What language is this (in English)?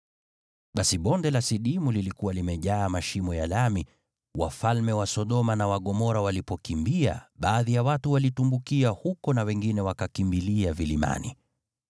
Swahili